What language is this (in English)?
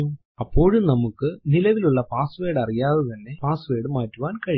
Malayalam